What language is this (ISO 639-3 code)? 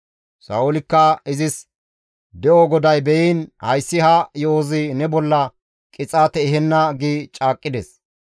gmv